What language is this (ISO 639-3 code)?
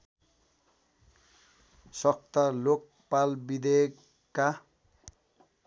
nep